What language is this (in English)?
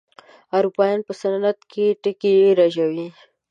Pashto